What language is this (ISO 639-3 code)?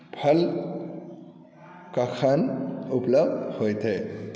mai